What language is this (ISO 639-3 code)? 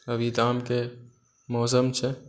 mai